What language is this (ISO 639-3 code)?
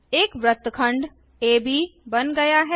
hin